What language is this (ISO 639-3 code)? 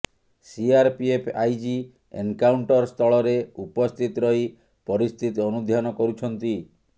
ori